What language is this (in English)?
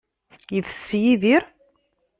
Kabyle